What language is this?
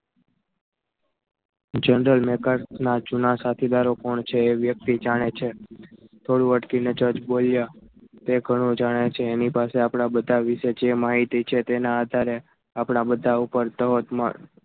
Gujarati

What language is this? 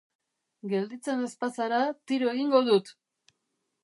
Basque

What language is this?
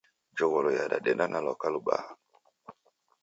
Taita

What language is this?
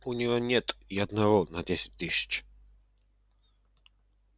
Russian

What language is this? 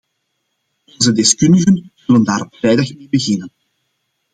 Dutch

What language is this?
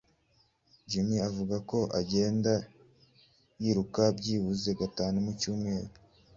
Kinyarwanda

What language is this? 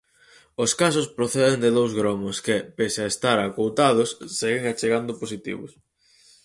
Galician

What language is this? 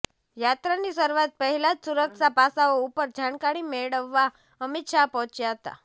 Gujarati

